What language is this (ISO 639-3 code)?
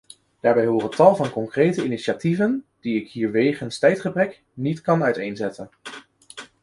nld